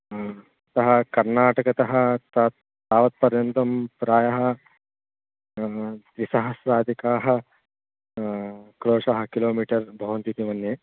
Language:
Sanskrit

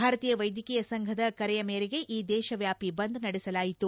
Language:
Kannada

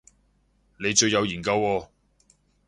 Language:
Cantonese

